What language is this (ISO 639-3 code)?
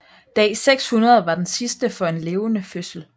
dan